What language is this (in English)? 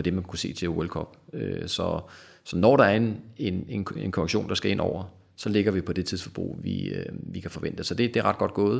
Danish